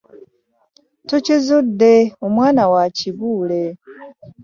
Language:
Ganda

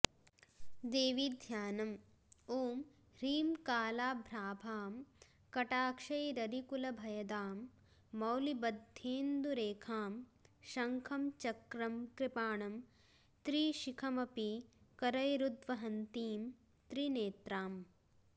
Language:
Sanskrit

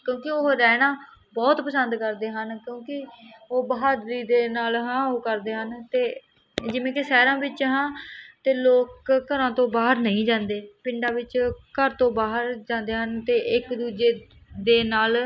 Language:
Punjabi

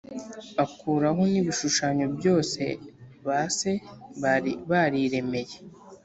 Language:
Kinyarwanda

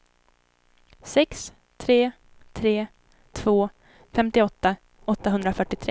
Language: Swedish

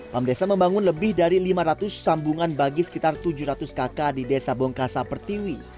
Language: Indonesian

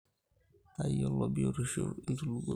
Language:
Masai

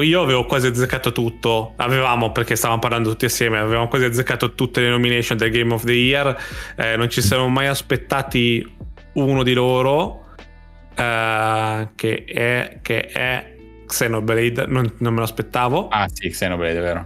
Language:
Italian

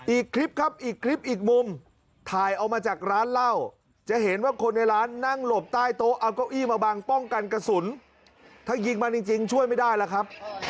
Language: Thai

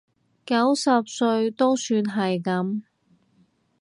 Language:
Cantonese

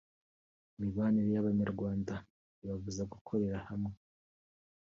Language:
Kinyarwanda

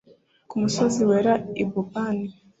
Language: Kinyarwanda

